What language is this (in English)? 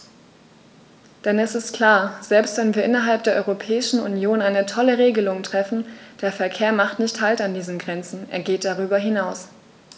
German